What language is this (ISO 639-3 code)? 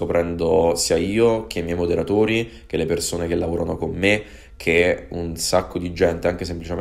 ita